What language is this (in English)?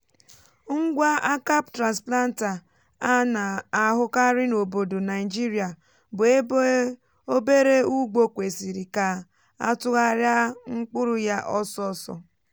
Igbo